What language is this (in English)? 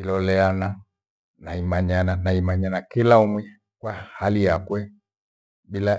Gweno